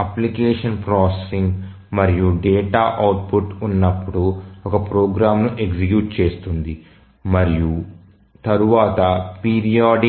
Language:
Telugu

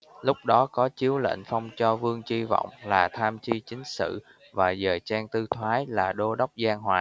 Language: Vietnamese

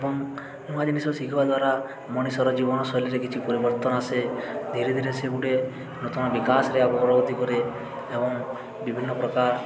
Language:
Odia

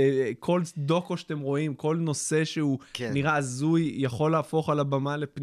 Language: Hebrew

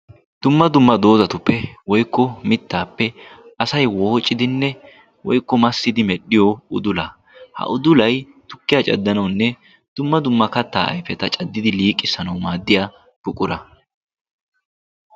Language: Wolaytta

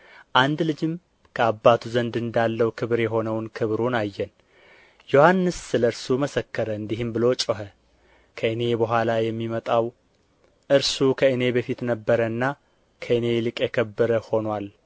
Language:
Amharic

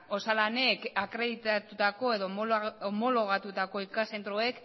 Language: Basque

